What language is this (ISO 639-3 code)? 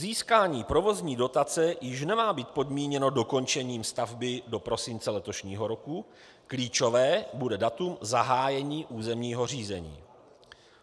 ces